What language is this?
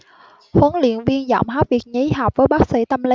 Vietnamese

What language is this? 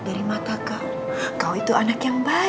Indonesian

